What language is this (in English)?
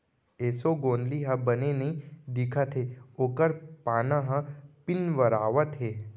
Chhattisgarhi